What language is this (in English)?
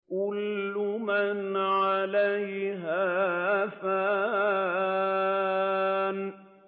Arabic